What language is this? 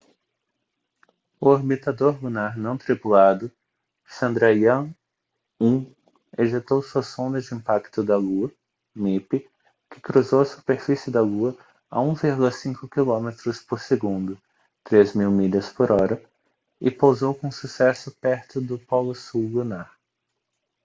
Portuguese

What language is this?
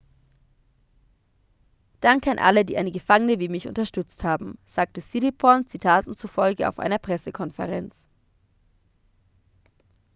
German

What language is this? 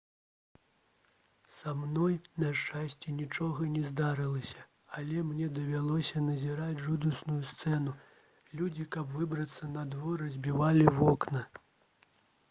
Belarusian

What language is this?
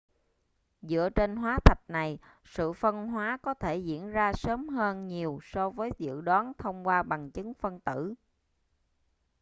Vietnamese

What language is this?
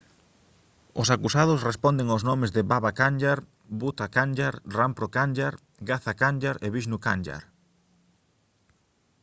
Galician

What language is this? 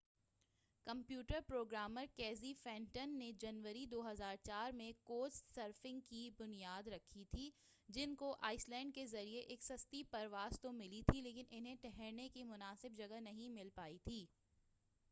Urdu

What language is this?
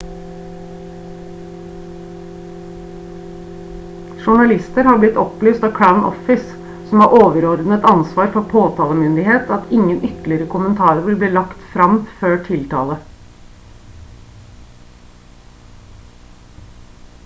Norwegian Bokmål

